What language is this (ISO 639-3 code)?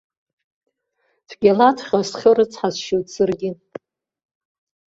abk